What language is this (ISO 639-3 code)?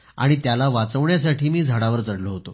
mar